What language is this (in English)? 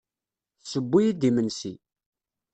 Kabyle